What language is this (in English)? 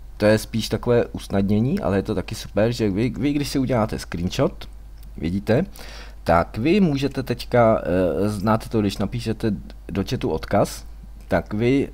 Czech